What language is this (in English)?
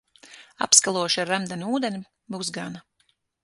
Latvian